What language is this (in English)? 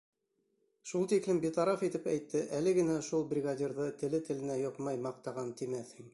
Bashkir